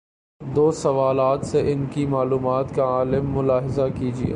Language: Urdu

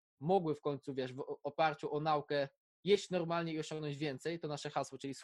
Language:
Polish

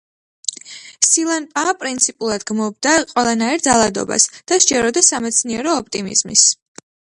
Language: Georgian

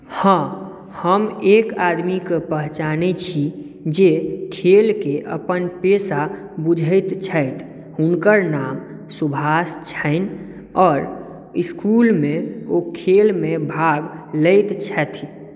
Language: Maithili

